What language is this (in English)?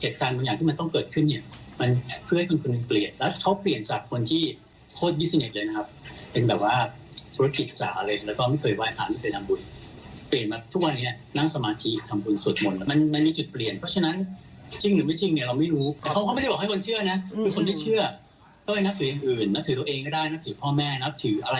Thai